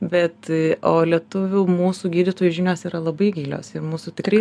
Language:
Lithuanian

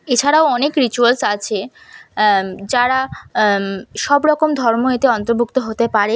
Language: Bangla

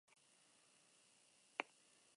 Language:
Basque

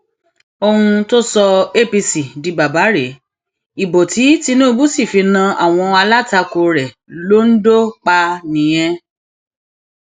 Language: Yoruba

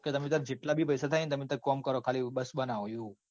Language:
Gujarati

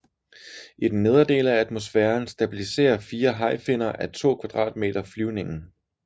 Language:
Danish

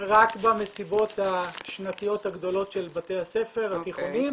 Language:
Hebrew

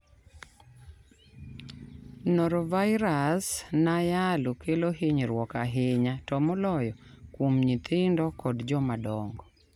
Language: Luo (Kenya and Tanzania)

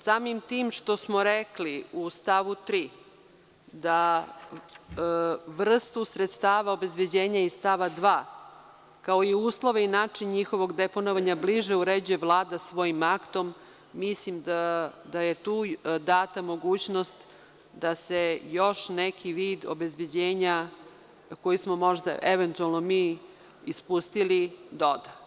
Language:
Serbian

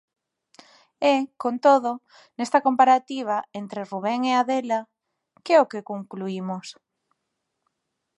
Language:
Galician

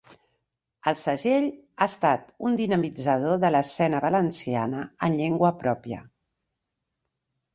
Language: Catalan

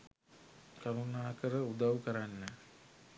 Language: Sinhala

